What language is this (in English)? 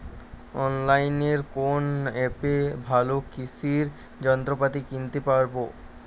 Bangla